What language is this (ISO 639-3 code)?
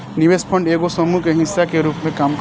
bho